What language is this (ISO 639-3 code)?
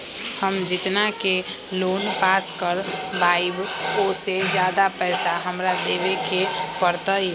mag